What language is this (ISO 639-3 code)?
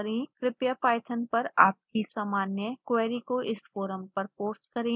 hin